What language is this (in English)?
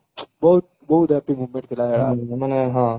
Odia